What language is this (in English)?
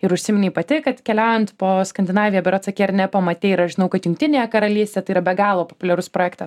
Lithuanian